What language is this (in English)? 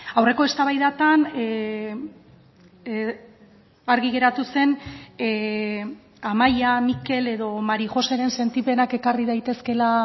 Basque